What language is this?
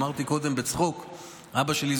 Hebrew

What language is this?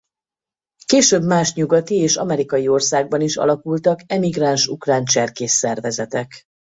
Hungarian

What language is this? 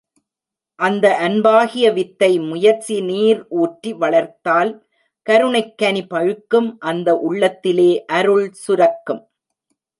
Tamil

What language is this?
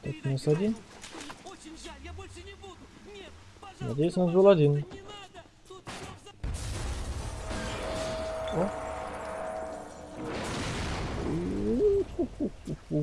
Russian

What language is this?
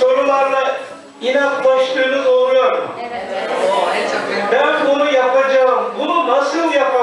Turkish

